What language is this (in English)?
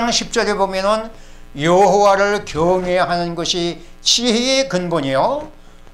Korean